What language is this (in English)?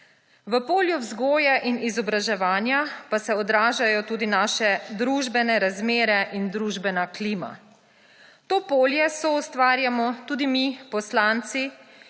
Slovenian